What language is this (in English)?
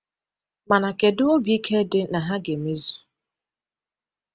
Igbo